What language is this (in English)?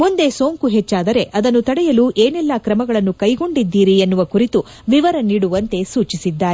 Kannada